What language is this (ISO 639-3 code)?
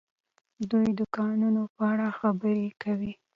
pus